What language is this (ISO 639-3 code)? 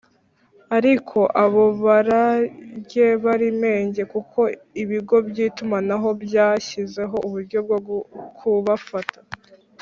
kin